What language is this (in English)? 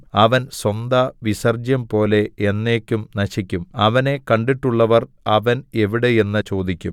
Malayalam